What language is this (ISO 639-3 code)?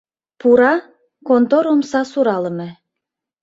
chm